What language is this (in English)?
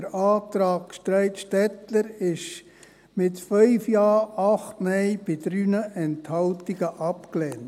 Swiss German